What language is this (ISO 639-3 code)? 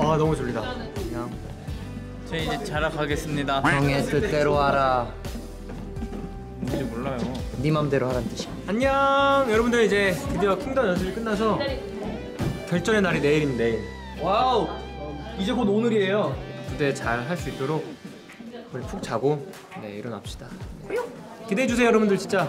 kor